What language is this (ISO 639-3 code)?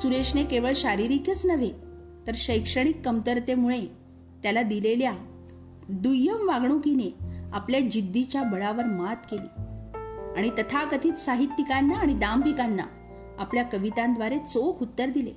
mar